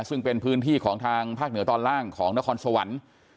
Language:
Thai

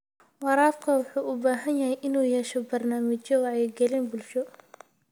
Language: Somali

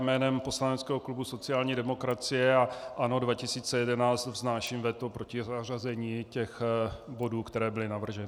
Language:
Czech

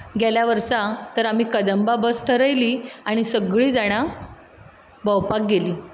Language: Konkani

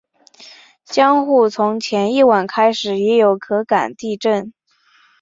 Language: Chinese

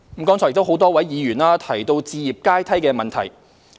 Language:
Cantonese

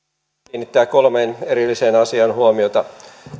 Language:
Finnish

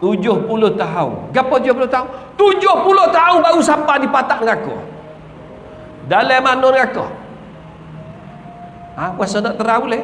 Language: Malay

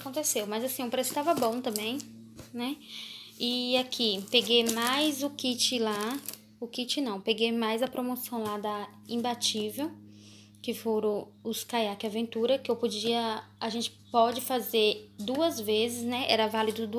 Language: Portuguese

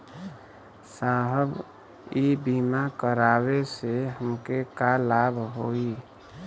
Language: Bhojpuri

